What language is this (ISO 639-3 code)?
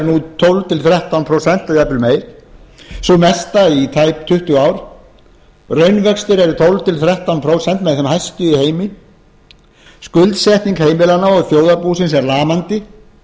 isl